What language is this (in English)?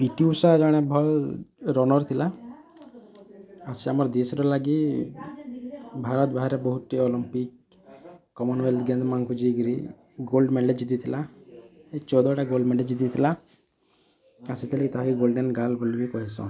Odia